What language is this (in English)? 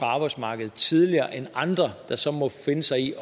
Danish